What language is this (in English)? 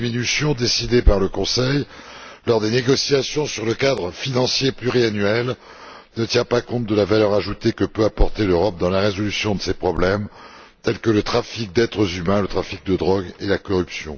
French